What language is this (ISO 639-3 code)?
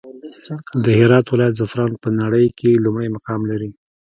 pus